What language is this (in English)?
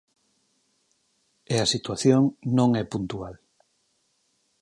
Galician